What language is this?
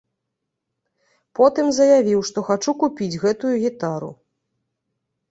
Belarusian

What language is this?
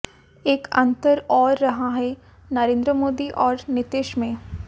Hindi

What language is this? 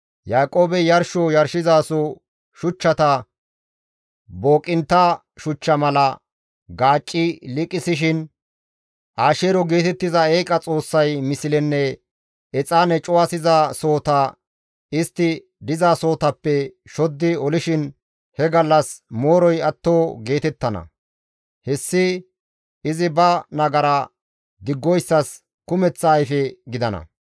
Gamo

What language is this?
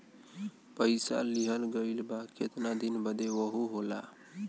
Bhojpuri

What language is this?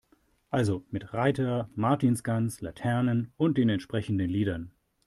German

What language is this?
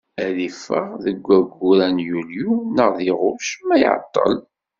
Kabyle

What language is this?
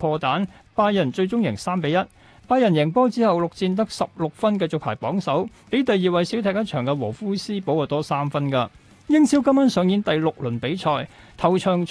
Chinese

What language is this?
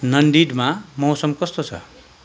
Nepali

